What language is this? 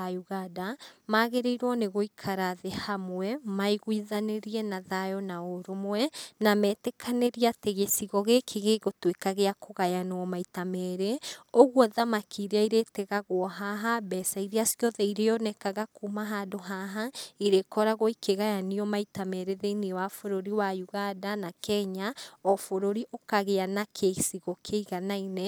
Kikuyu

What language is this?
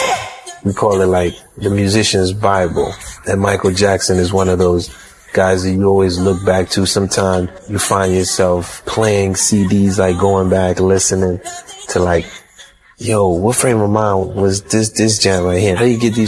English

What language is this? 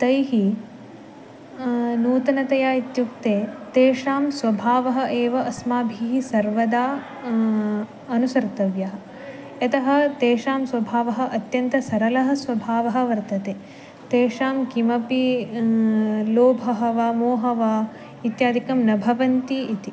Sanskrit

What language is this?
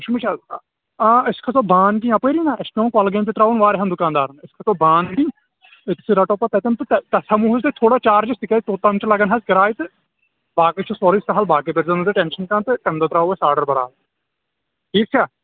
Kashmiri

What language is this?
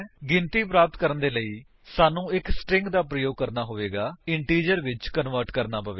Punjabi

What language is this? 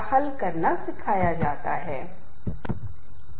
Hindi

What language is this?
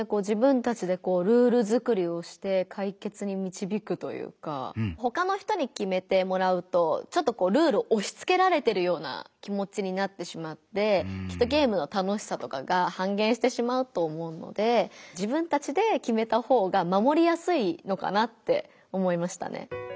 Japanese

